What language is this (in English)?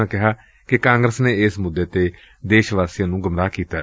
Punjabi